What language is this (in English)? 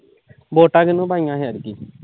Punjabi